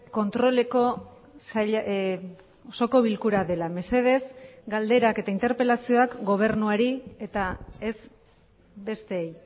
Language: Basque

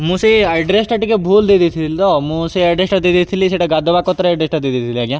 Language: Odia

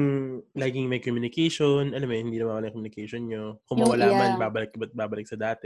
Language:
Filipino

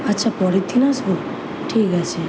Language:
Bangla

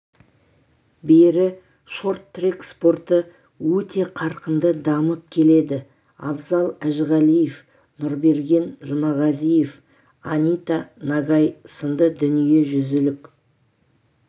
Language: Kazakh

